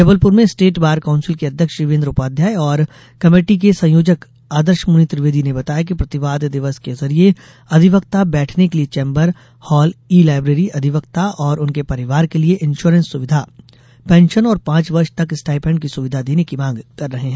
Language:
Hindi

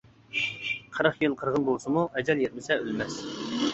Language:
Uyghur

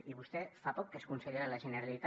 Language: Catalan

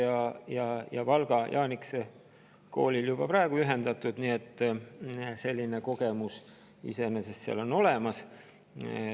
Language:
Estonian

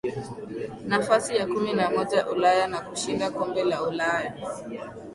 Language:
Swahili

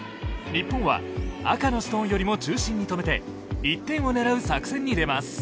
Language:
Japanese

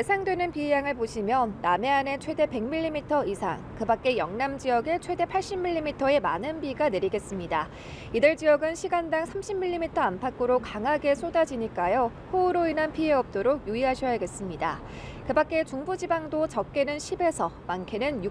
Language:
Korean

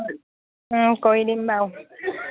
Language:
Assamese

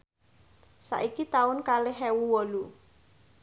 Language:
Javanese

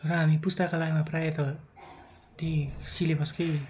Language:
Nepali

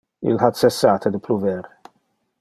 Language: Interlingua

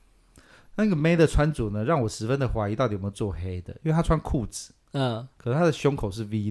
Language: Chinese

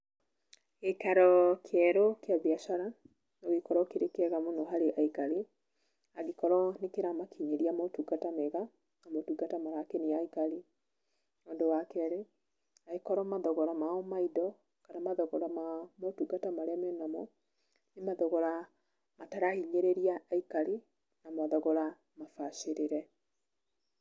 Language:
Kikuyu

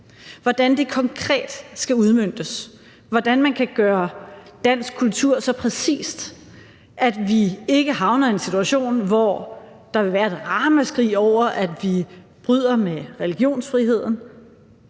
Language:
Danish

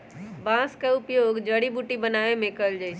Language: Magahi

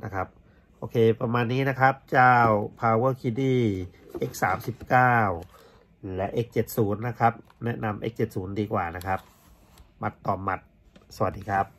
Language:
Thai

